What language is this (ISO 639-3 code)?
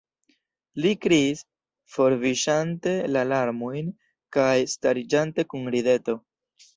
epo